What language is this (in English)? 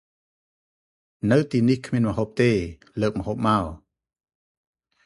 Khmer